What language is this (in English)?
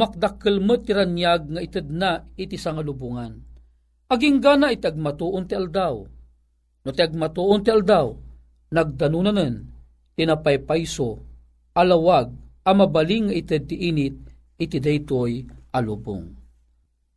Filipino